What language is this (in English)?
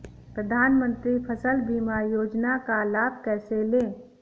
Hindi